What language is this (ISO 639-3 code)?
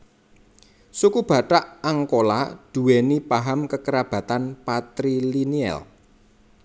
jav